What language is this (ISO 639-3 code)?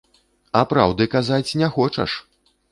bel